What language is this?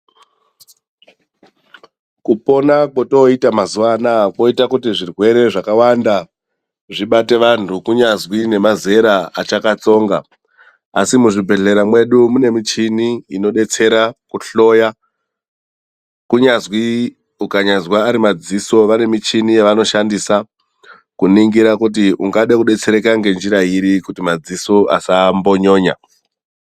Ndau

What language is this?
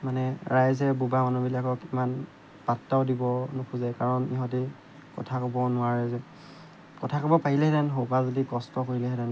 Assamese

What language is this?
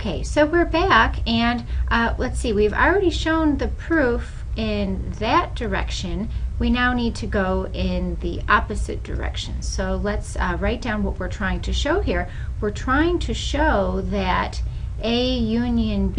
English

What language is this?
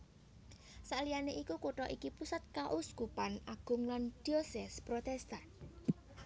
Javanese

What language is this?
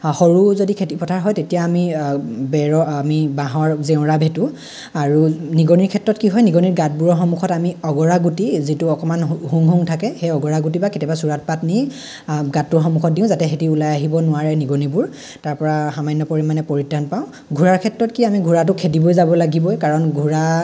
Assamese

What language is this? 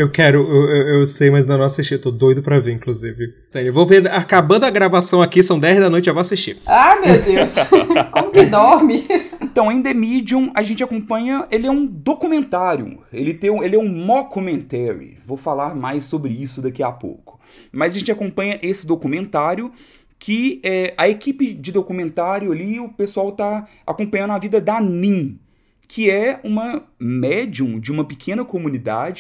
Portuguese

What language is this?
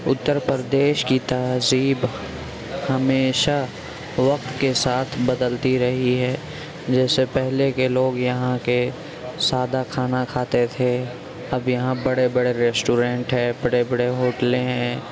Urdu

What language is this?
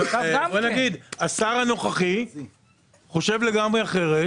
Hebrew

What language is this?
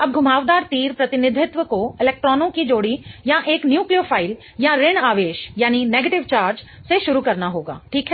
Hindi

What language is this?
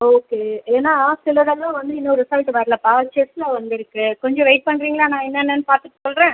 Tamil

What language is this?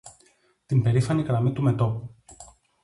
Greek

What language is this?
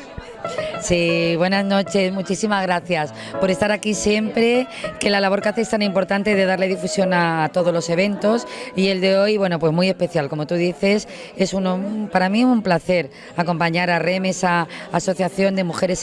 Spanish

